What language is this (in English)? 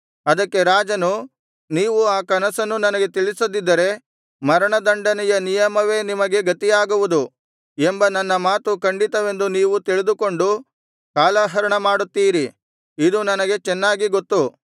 Kannada